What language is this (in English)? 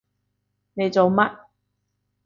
Cantonese